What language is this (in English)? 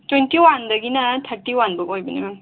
Manipuri